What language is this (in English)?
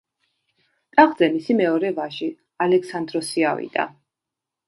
Georgian